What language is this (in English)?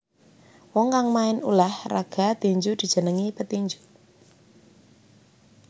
Javanese